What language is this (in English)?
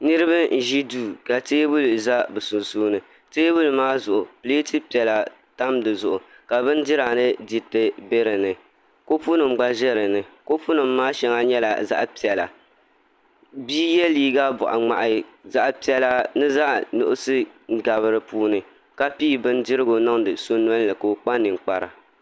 Dagbani